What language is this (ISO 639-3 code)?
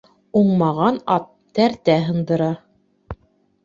bak